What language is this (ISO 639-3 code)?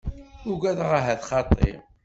kab